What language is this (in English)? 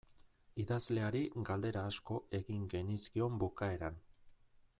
Basque